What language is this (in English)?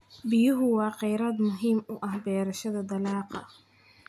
Somali